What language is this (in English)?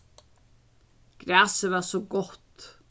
Faroese